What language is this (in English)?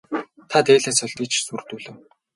Mongolian